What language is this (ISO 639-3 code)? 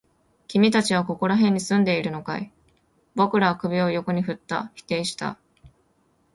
jpn